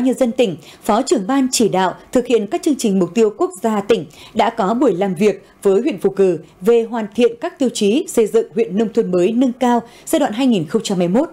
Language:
Vietnamese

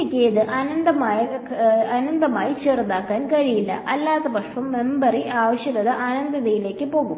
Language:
Malayalam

